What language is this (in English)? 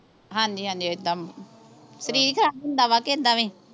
Punjabi